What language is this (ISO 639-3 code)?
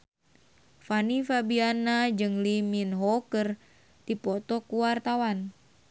sun